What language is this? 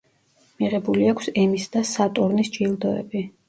Georgian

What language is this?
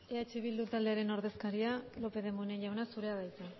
Basque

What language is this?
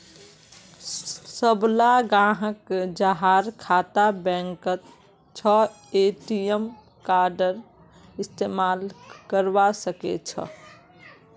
Magahi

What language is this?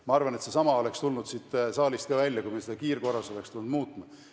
Estonian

